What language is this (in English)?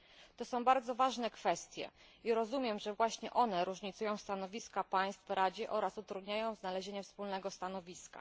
Polish